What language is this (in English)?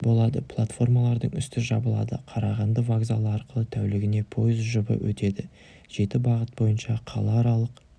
Kazakh